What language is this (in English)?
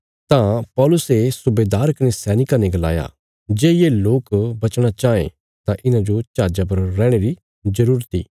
Bilaspuri